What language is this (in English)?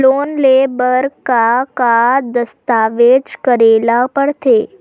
Chhattisgarhi